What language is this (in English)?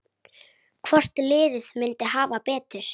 Icelandic